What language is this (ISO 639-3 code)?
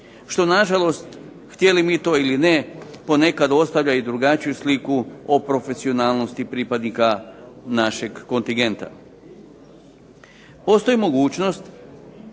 hrv